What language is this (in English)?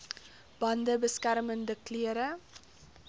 Afrikaans